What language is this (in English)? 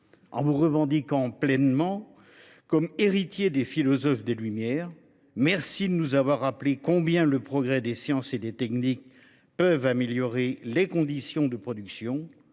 French